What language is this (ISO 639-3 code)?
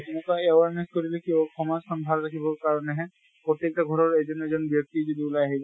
asm